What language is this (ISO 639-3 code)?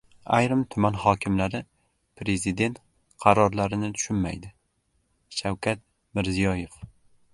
uzb